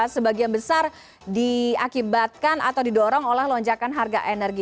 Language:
Indonesian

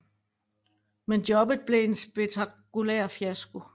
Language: Danish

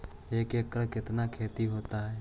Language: Magahi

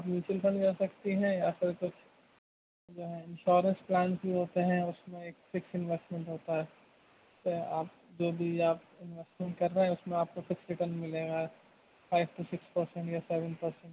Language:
Urdu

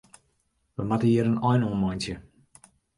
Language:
Western Frisian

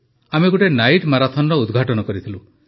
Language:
Odia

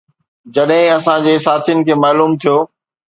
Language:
Sindhi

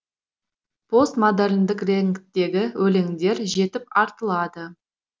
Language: Kazakh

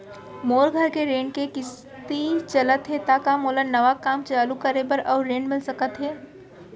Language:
Chhattisgarhi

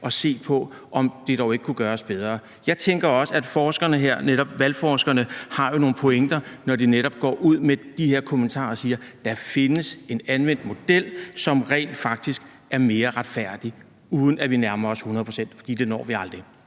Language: Danish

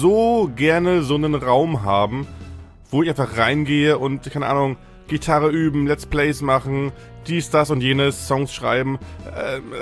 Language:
German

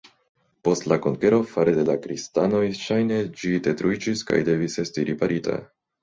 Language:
Esperanto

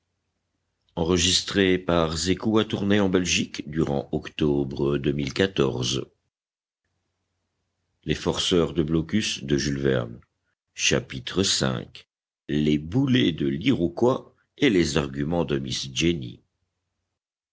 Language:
French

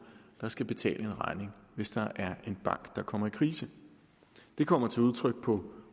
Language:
Danish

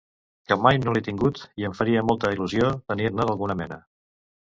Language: Catalan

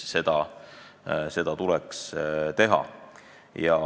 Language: Estonian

